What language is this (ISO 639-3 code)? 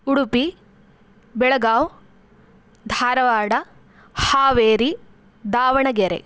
san